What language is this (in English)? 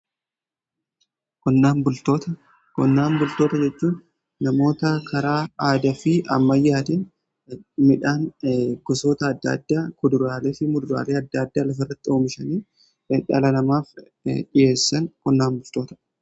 Oromo